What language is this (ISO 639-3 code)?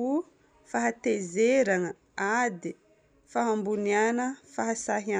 bmm